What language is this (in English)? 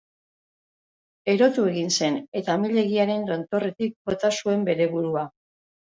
Basque